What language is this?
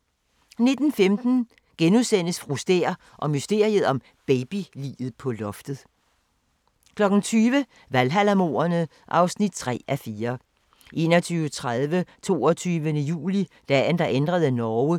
Danish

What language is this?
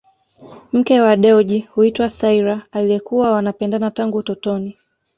Swahili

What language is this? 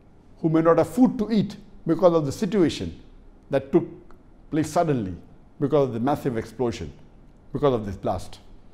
English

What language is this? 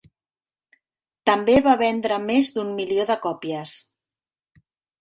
Catalan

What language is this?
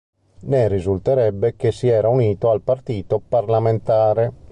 Italian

